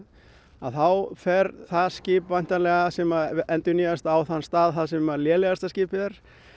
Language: Icelandic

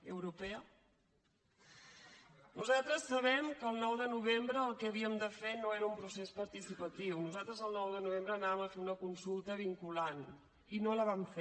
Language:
Catalan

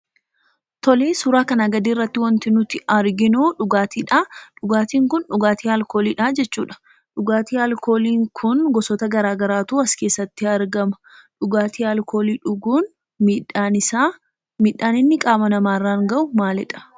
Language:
Oromo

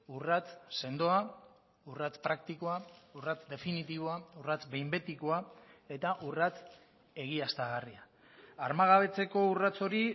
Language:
Basque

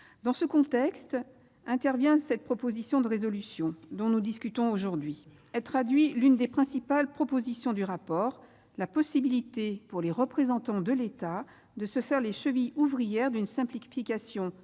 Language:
French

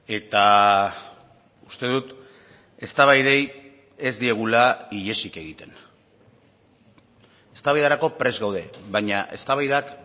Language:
Basque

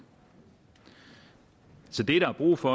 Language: Danish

